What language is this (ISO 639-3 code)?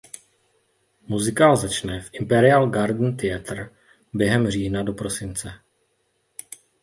ces